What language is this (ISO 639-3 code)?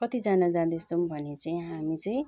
nep